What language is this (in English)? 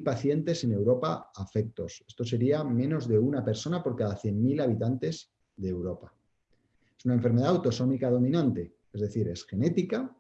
Spanish